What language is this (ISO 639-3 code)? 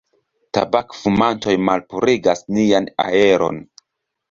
epo